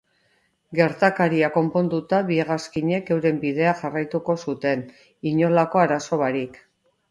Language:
Basque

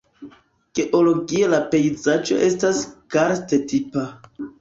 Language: Esperanto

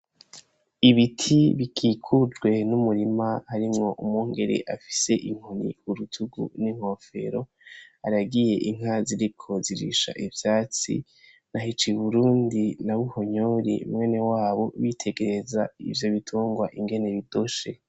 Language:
Rundi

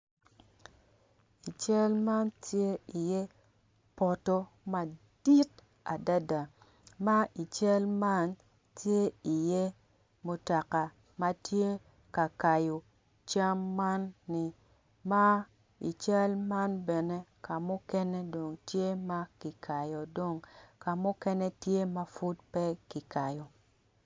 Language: Acoli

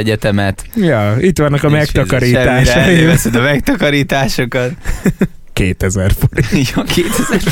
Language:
Hungarian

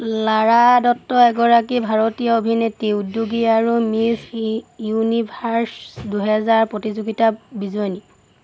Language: Assamese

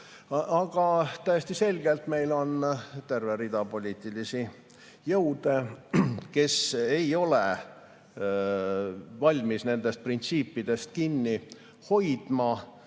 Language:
Estonian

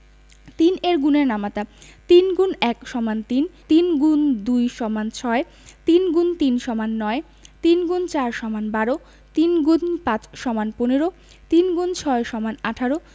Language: Bangla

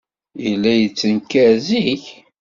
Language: Kabyle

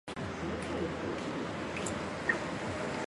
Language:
Chinese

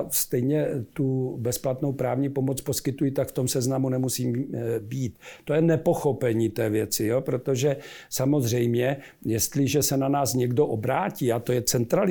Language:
Czech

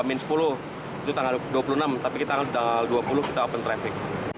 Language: Indonesian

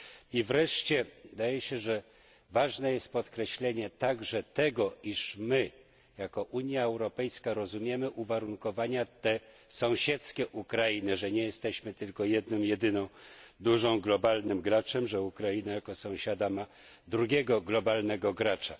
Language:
Polish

